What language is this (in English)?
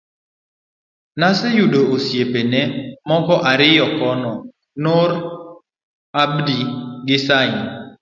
Luo (Kenya and Tanzania)